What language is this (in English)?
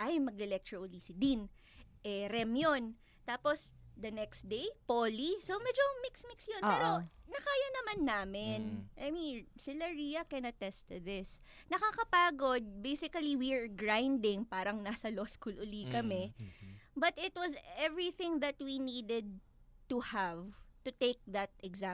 Filipino